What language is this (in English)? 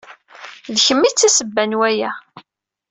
Kabyle